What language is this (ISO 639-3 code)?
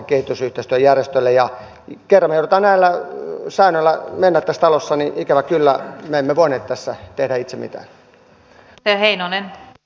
fin